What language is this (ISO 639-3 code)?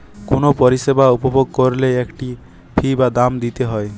ben